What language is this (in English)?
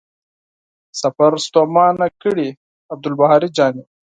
Pashto